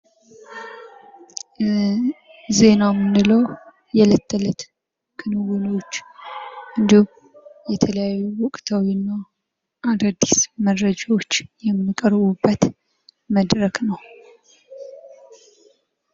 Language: Amharic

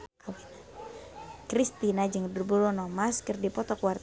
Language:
Sundanese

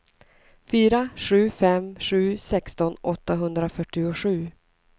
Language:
Swedish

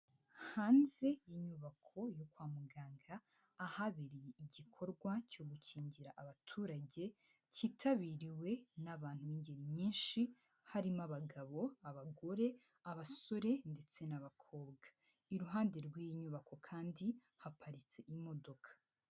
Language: Kinyarwanda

